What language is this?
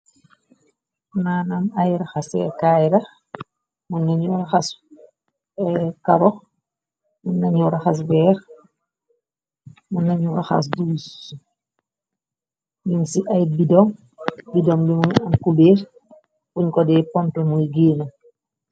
Wolof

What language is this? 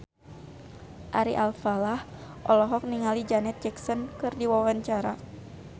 Sundanese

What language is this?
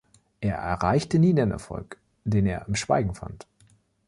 German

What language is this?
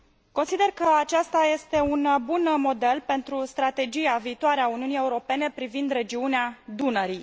Romanian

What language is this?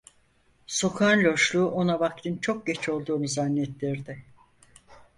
Turkish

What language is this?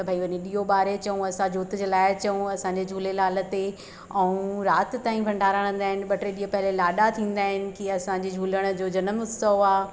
Sindhi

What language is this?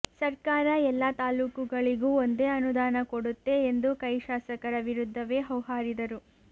Kannada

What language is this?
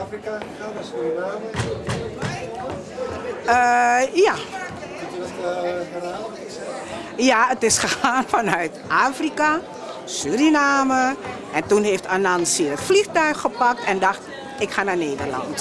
Dutch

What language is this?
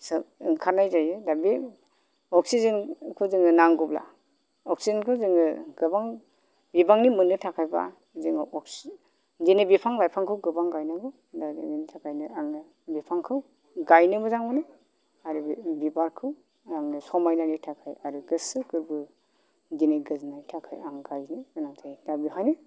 Bodo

